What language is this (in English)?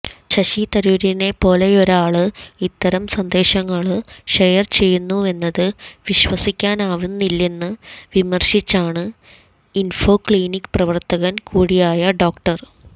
Malayalam